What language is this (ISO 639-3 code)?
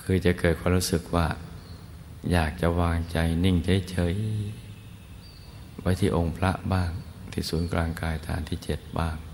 tha